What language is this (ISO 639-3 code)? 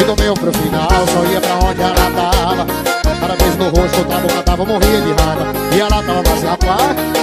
por